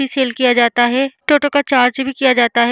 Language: Hindi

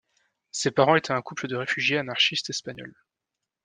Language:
French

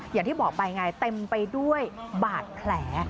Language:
Thai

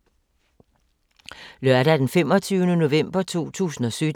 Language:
Danish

